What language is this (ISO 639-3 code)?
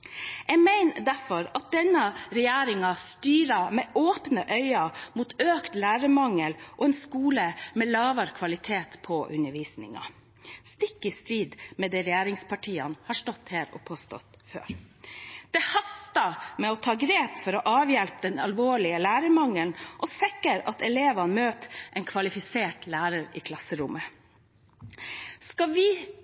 nob